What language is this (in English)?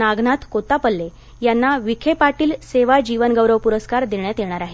Marathi